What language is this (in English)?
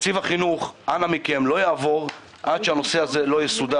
Hebrew